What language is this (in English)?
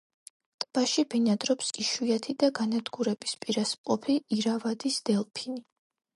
Georgian